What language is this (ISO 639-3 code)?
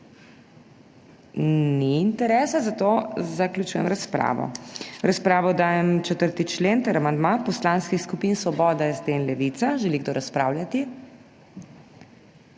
slv